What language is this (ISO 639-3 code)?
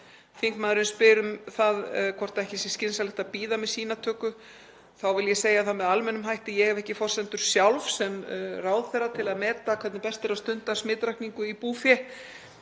isl